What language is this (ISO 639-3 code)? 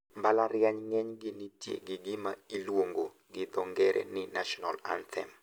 luo